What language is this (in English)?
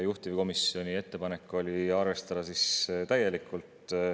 Estonian